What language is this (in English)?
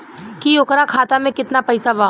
Bhojpuri